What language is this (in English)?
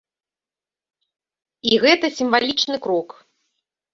Belarusian